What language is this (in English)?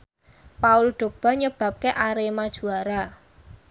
Javanese